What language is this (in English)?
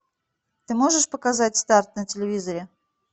Russian